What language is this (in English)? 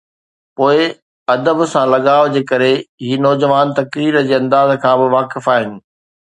Sindhi